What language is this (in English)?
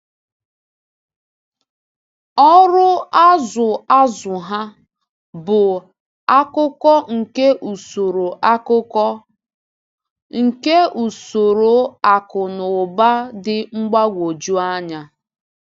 Igbo